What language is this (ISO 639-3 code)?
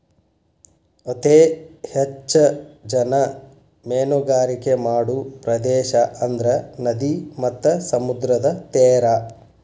kan